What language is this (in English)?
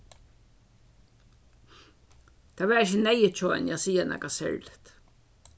Faroese